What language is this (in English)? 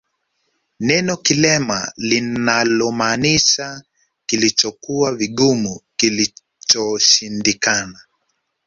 Swahili